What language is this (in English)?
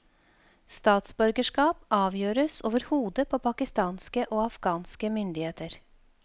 Norwegian